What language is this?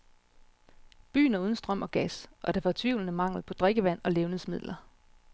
Danish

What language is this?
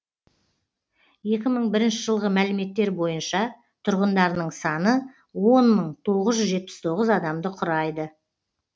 Kazakh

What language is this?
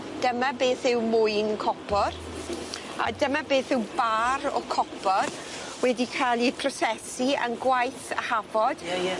Welsh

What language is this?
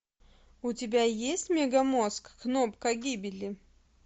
Russian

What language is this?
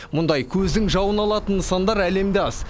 Kazakh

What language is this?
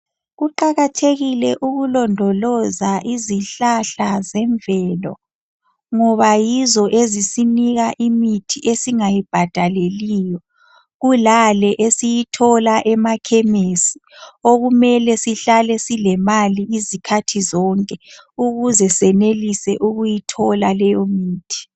North Ndebele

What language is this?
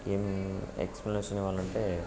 Telugu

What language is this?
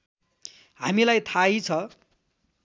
Nepali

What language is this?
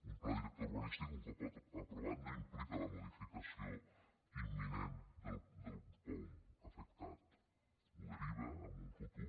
Catalan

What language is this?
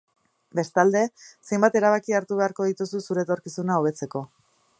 Basque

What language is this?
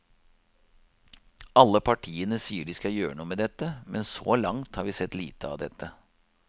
Norwegian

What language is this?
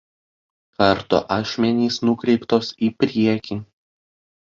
Lithuanian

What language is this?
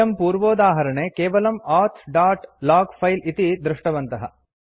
Sanskrit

